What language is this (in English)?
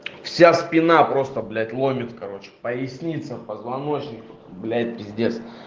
Russian